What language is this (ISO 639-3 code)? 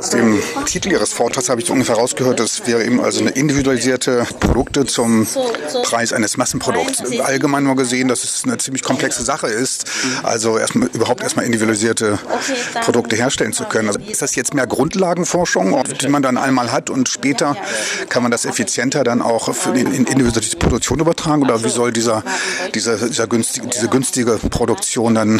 deu